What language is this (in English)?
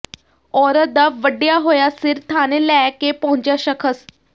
Punjabi